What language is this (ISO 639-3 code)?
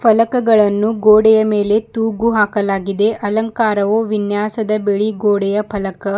kan